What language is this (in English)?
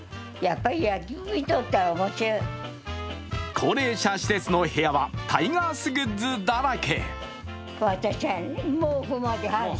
Japanese